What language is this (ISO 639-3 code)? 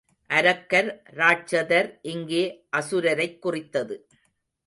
tam